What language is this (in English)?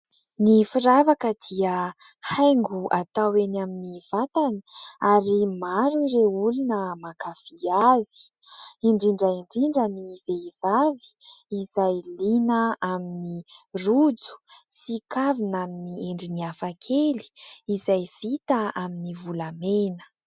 Malagasy